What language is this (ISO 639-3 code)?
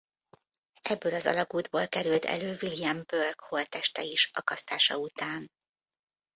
hun